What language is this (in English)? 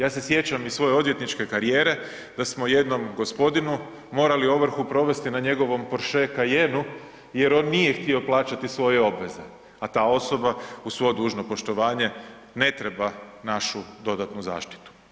Croatian